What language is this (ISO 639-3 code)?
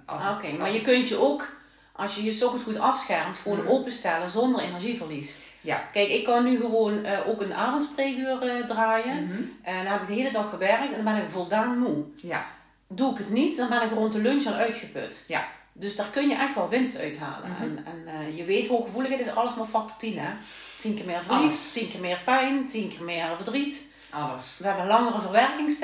nld